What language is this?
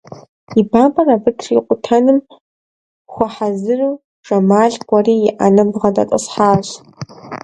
Kabardian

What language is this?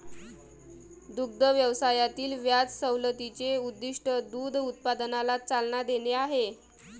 Marathi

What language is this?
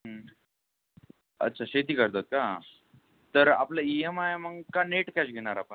Marathi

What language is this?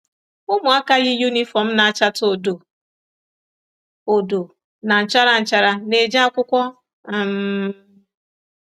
Igbo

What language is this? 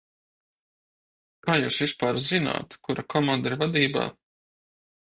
Latvian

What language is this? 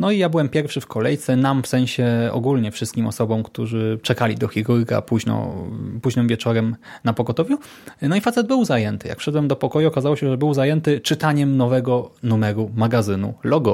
Polish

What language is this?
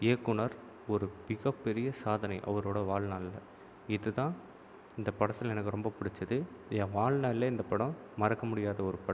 Tamil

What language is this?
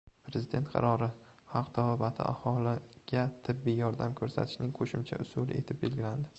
Uzbek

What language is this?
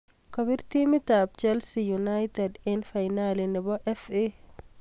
Kalenjin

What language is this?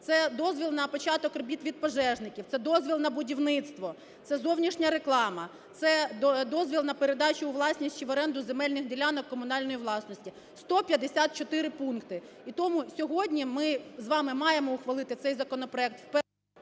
Ukrainian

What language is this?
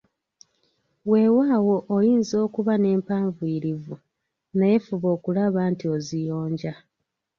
Ganda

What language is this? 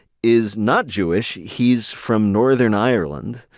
English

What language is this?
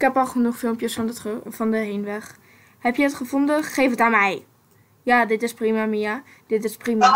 Dutch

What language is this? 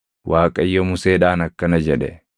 Oromo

